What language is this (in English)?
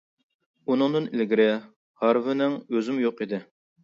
Uyghur